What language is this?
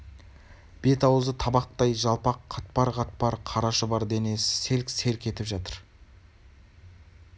Kazakh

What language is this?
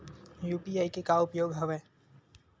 Chhattisgarhi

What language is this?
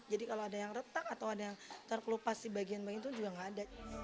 Indonesian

